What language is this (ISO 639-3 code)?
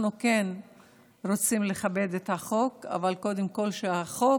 heb